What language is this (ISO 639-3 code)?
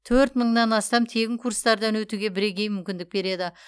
kaz